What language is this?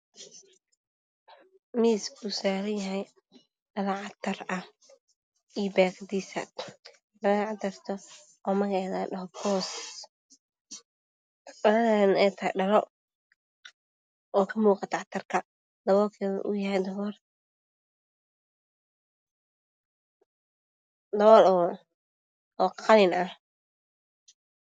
Somali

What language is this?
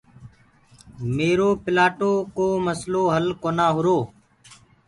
Gurgula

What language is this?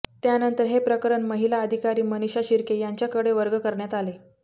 Marathi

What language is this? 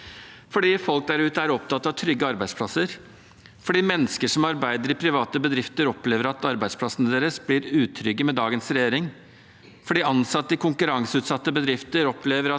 Norwegian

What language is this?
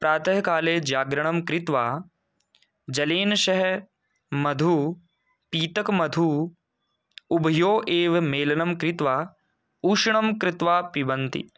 Sanskrit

